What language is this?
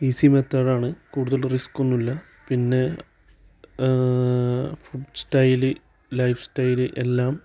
Malayalam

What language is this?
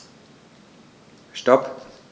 German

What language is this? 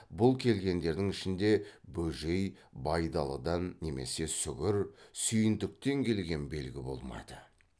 Kazakh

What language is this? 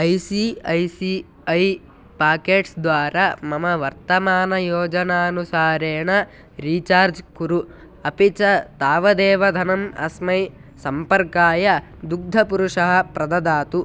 Sanskrit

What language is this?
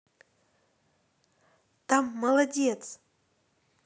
Russian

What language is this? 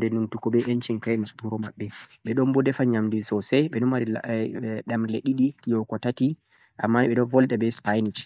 Central-Eastern Niger Fulfulde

